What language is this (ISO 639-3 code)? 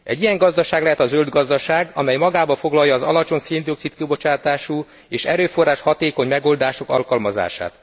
hun